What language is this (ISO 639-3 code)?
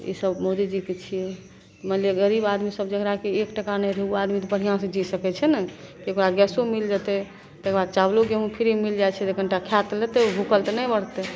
mai